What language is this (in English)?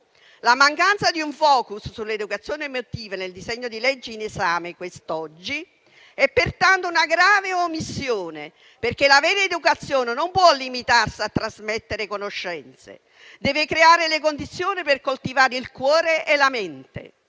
Italian